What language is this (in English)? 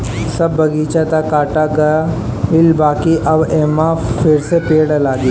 Bhojpuri